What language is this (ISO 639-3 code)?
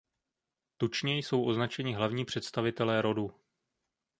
ces